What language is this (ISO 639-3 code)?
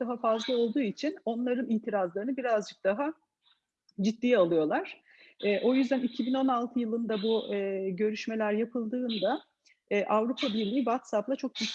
tur